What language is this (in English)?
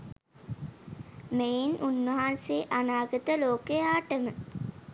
Sinhala